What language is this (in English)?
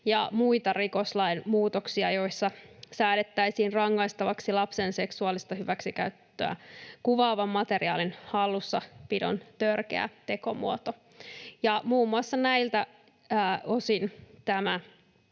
Finnish